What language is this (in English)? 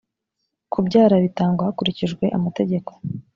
Kinyarwanda